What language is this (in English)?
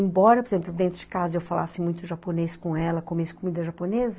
Portuguese